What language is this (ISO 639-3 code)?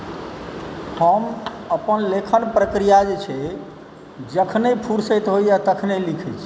mai